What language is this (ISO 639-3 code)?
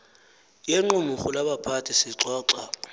xho